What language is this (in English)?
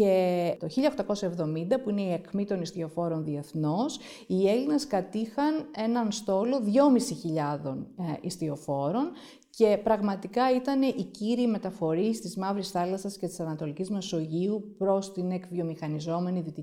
Greek